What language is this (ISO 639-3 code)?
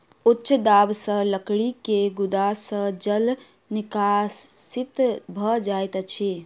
mai